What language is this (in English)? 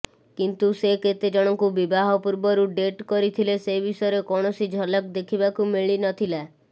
Odia